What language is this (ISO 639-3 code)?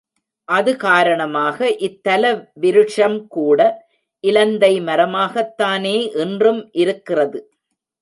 tam